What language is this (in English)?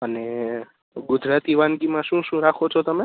Gujarati